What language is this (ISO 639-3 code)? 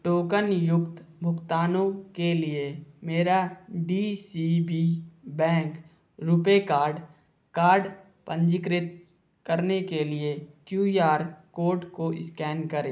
hin